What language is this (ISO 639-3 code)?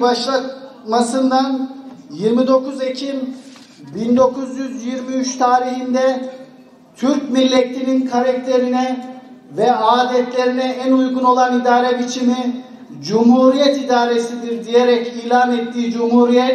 tur